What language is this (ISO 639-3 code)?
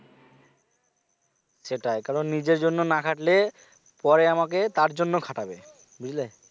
ben